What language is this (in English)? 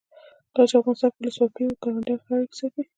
Pashto